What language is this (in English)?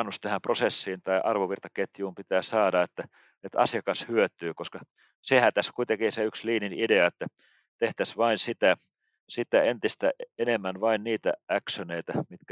Finnish